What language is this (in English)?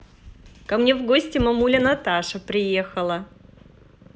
Russian